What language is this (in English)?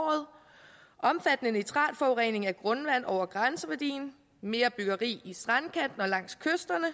Danish